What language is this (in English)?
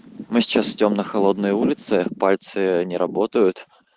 Russian